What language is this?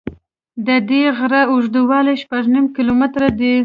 Pashto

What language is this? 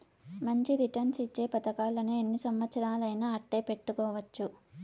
Telugu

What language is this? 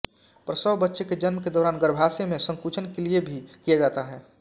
Hindi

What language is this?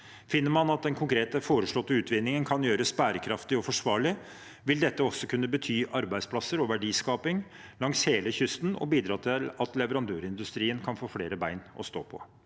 Norwegian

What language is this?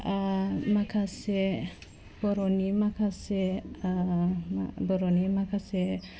Bodo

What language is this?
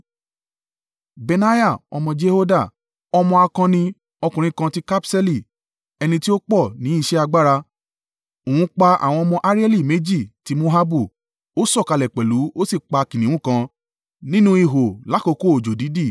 Yoruba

